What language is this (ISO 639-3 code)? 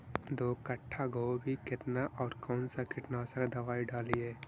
mag